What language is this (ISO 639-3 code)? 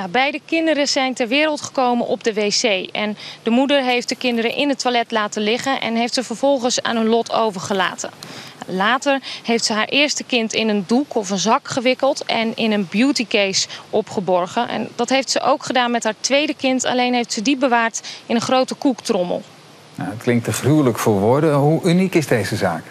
nld